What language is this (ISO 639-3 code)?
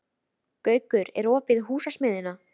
isl